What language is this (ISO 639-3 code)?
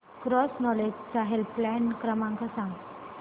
mar